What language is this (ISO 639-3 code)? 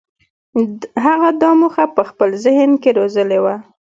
pus